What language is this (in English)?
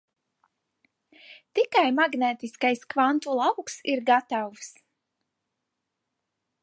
Latvian